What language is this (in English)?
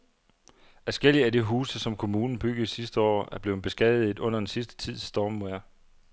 Danish